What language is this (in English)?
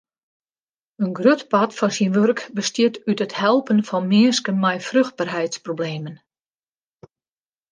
Western Frisian